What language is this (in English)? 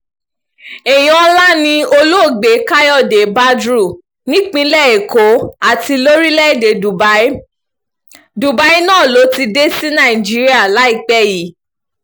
Yoruba